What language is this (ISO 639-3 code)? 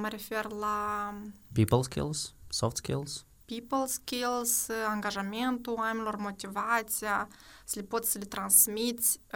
ron